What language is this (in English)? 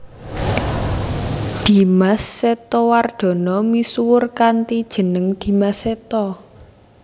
Javanese